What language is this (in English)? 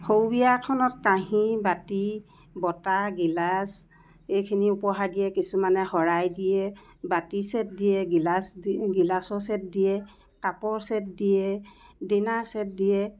Assamese